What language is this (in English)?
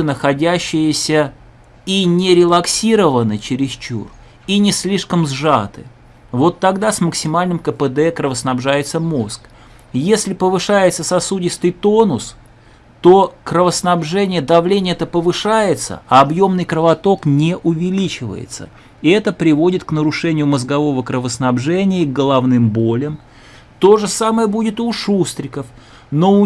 Russian